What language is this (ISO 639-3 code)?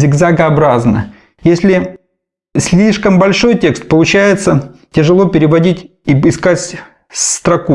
rus